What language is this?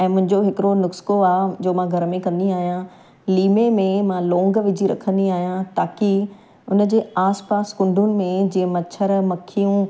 Sindhi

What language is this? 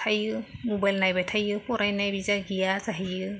Bodo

